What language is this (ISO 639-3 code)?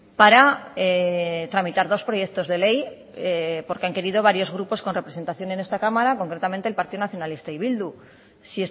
spa